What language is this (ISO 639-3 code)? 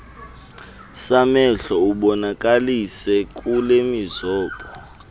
xho